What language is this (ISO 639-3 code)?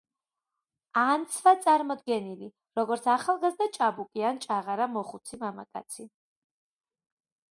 kat